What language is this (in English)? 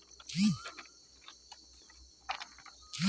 Bangla